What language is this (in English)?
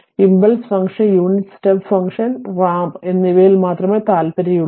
Malayalam